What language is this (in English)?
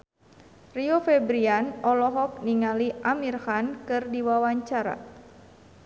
Sundanese